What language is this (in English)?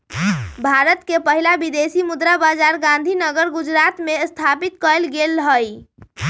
Magahi